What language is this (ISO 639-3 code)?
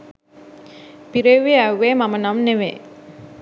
sin